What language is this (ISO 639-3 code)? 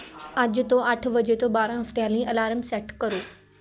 pan